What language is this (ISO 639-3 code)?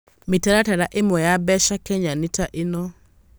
kik